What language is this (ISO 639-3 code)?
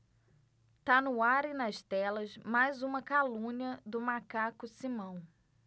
por